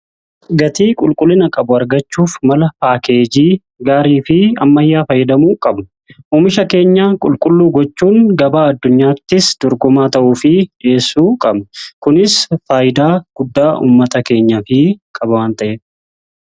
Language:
Oromo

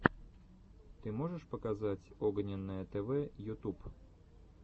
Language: Russian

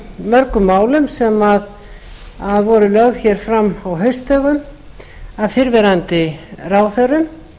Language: Icelandic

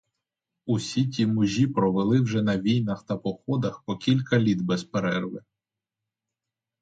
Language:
Ukrainian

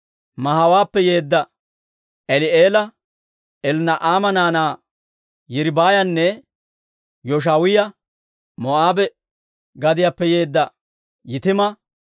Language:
Dawro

